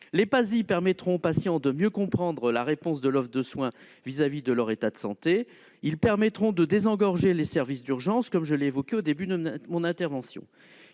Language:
French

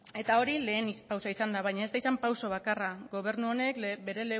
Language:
Basque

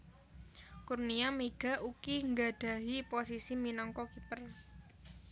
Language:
Javanese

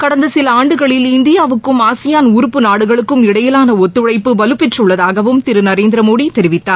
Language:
Tamil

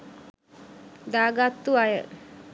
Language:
Sinhala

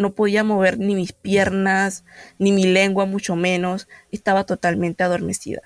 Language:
Spanish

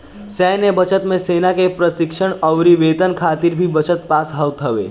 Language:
Bhojpuri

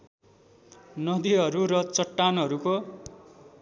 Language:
Nepali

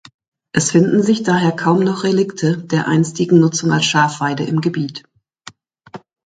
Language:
German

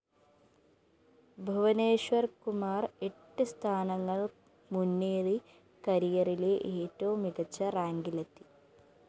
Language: Malayalam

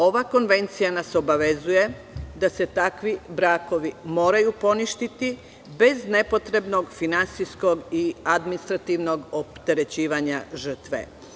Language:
Serbian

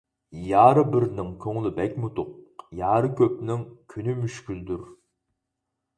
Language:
Uyghur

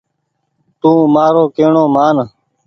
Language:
Goaria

